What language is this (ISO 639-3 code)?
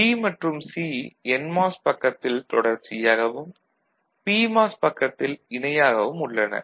tam